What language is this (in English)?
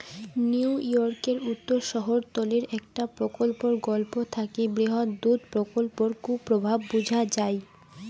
Bangla